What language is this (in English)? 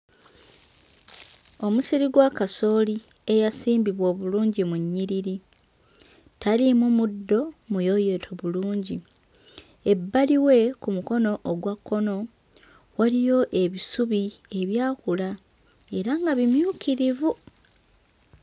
Ganda